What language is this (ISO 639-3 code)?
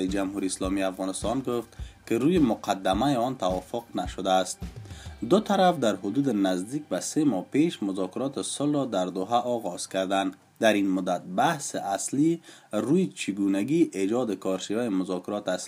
fas